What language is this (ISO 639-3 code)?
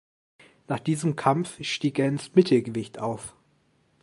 deu